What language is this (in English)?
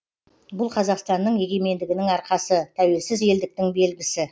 Kazakh